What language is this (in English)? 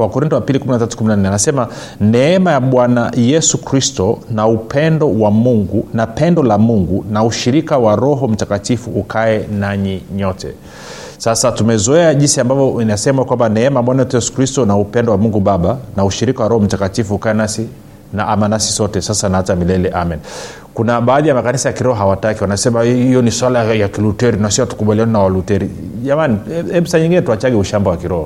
Swahili